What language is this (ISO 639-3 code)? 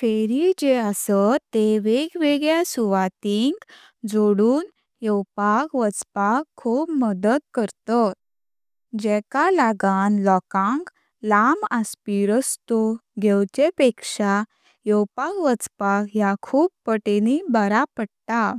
kok